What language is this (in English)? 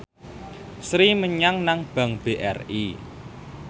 Javanese